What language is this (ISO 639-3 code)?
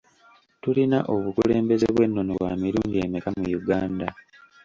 lug